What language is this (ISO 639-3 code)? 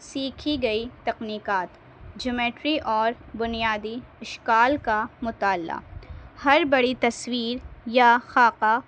urd